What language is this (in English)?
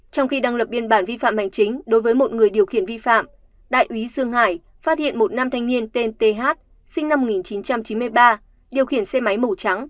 Vietnamese